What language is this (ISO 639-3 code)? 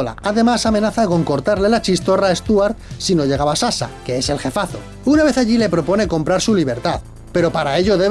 spa